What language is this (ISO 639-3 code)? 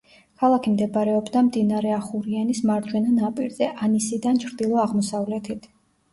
kat